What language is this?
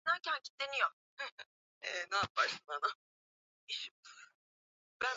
Swahili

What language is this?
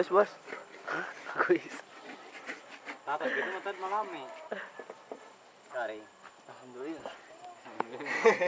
Indonesian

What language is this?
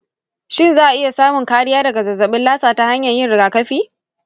Hausa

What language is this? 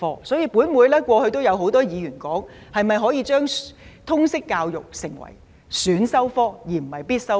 Cantonese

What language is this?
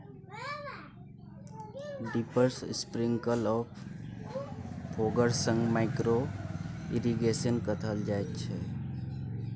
Maithili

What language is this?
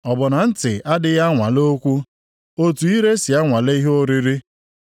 Igbo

